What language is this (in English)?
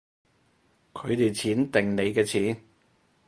Cantonese